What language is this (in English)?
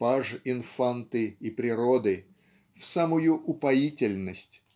Russian